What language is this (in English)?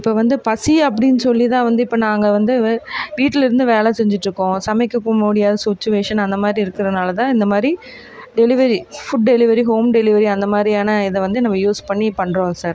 Tamil